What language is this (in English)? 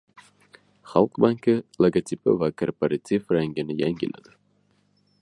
Uzbek